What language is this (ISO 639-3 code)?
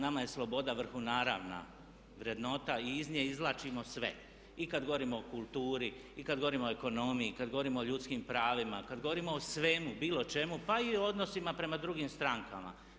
hrv